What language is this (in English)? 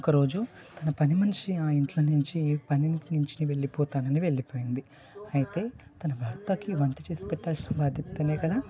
Telugu